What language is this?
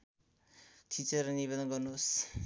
Nepali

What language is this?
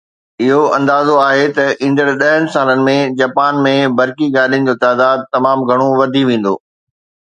Sindhi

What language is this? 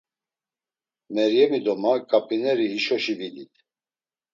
Laz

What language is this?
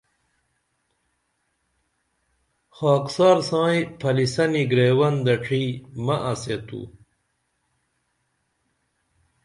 Dameli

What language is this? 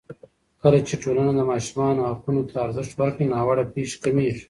Pashto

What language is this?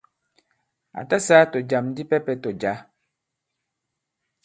Bankon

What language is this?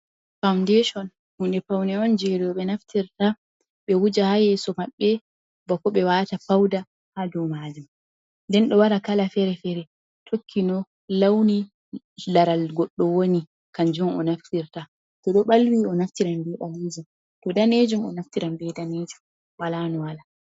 Fula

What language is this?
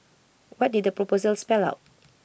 English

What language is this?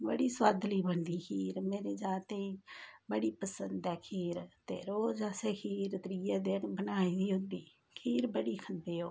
Dogri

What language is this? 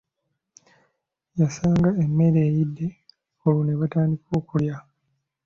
Ganda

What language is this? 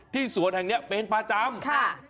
Thai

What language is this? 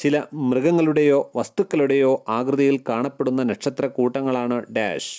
Malayalam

